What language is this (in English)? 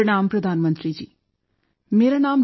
Punjabi